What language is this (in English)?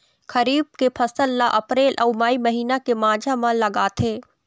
Chhattisgarhi